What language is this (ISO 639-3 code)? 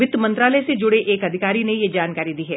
hin